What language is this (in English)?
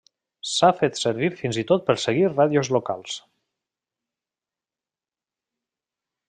Catalan